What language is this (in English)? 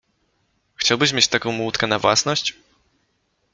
Polish